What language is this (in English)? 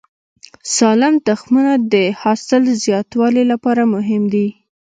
Pashto